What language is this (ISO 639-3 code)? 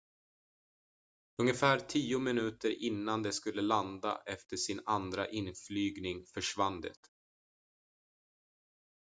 swe